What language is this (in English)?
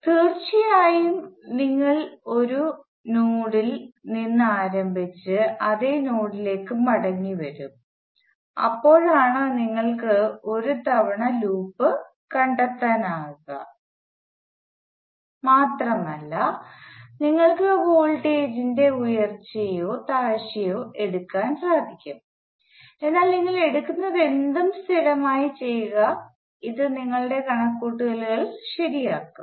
Malayalam